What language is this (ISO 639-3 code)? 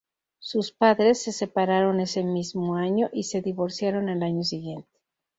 spa